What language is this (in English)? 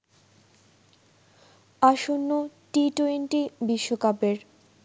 Bangla